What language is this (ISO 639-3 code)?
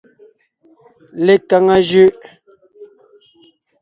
nnh